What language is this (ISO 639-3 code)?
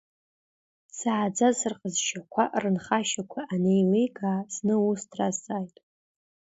abk